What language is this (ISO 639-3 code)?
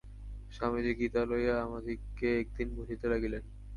ben